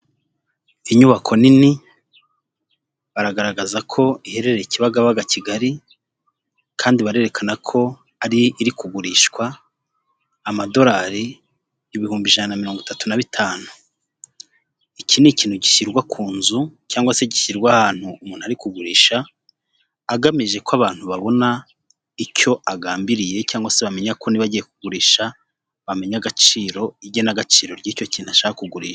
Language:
Kinyarwanda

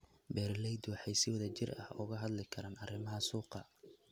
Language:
Somali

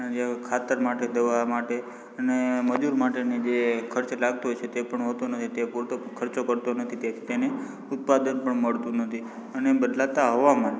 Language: Gujarati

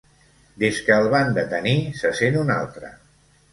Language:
Catalan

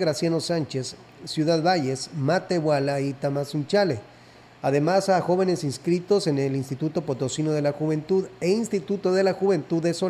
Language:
Spanish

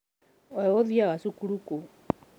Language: Kikuyu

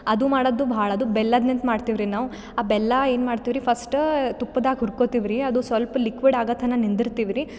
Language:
Kannada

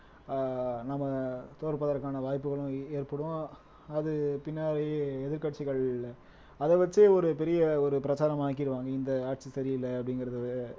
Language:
Tamil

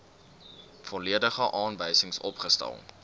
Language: Afrikaans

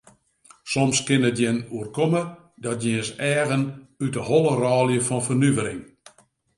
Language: Western Frisian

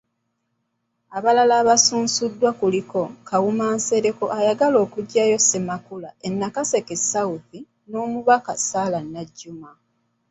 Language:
Ganda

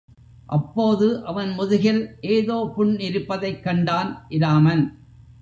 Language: Tamil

